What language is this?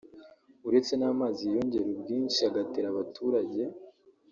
Kinyarwanda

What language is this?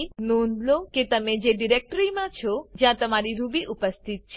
Gujarati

